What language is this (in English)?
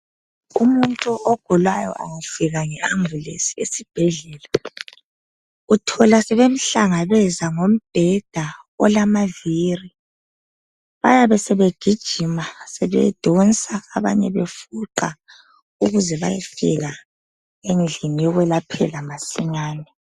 North Ndebele